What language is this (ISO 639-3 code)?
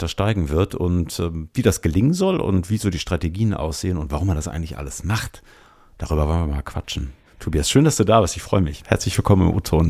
deu